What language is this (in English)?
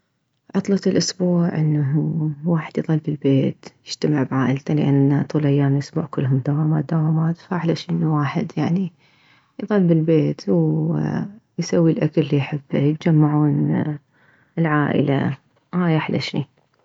Mesopotamian Arabic